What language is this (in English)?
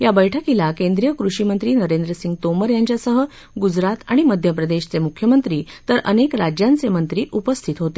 Marathi